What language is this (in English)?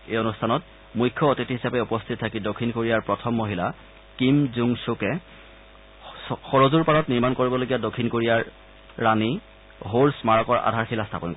Assamese